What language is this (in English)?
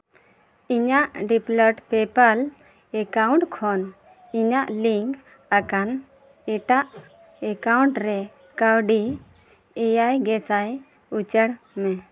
Santali